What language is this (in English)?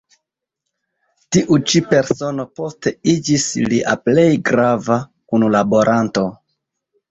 Esperanto